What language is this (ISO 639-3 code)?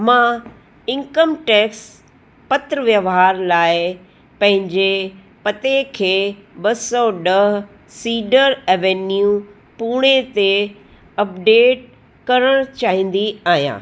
snd